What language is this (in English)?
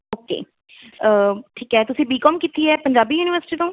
Punjabi